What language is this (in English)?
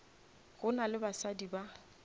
Northern Sotho